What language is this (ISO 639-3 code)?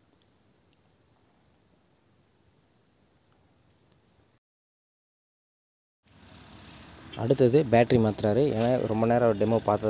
tha